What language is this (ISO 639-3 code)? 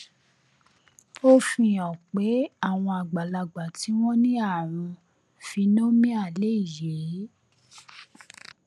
yor